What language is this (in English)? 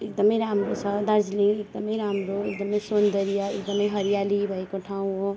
Nepali